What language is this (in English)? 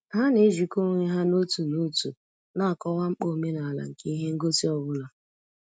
Igbo